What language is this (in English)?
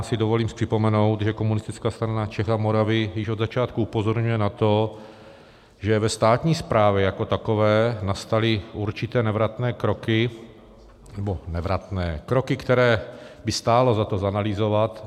Czech